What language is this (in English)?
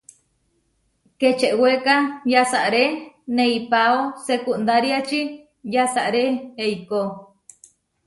Huarijio